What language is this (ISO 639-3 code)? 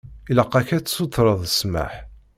kab